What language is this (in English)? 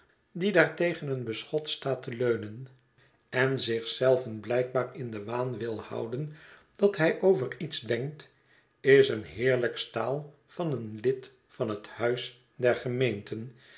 Dutch